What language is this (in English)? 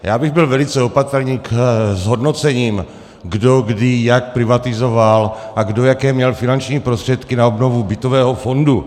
Czech